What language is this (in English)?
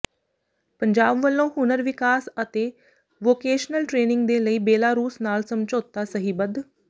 Punjabi